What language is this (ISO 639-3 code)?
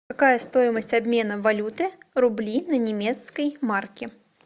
rus